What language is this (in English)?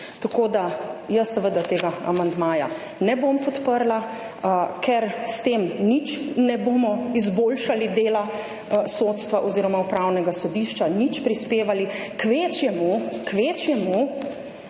Slovenian